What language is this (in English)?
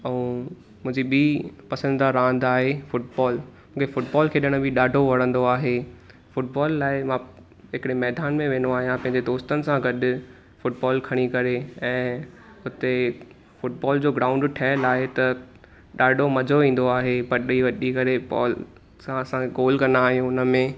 Sindhi